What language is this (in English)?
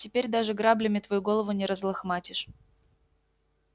Russian